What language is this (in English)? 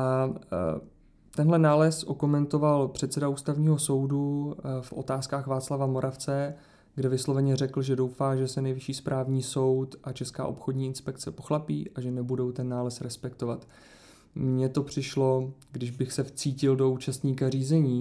Czech